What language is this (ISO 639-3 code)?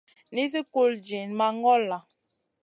mcn